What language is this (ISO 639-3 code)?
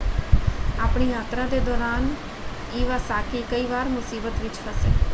pan